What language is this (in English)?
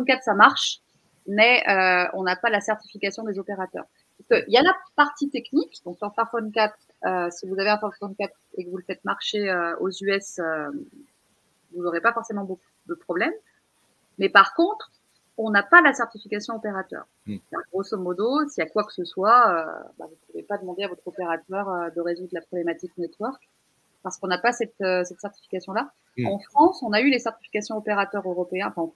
French